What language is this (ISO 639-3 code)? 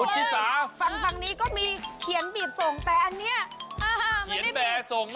tha